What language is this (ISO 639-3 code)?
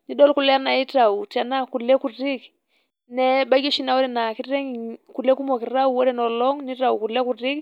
mas